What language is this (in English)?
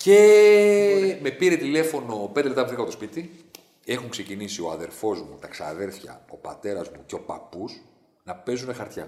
Greek